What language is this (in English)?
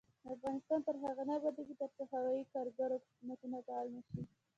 Pashto